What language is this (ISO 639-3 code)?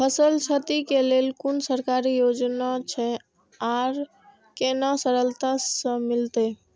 mai